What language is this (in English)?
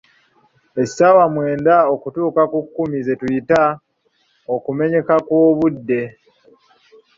Ganda